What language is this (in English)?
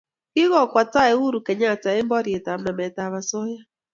Kalenjin